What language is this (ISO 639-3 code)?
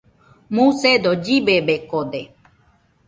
hux